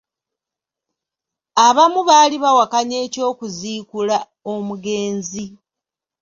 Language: Ganda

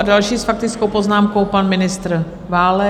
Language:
Czech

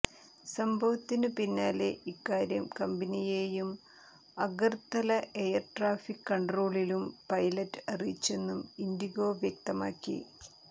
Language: Malayalam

